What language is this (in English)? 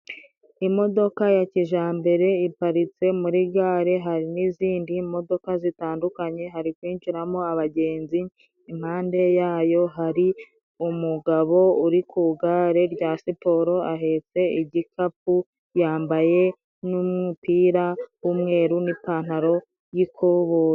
Kinyarwanda